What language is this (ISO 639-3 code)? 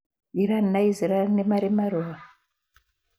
kik